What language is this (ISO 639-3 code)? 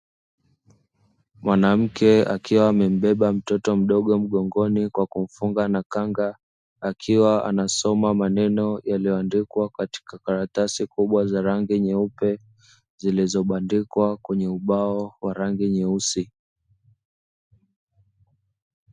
swa